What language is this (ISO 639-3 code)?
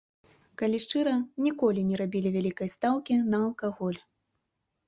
bel